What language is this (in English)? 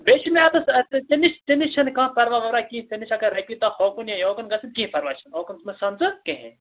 Kashmiri